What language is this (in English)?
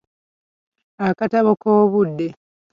Ganda